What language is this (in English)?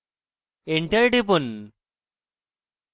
Bangla